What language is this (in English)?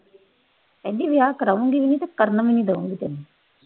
Punjabi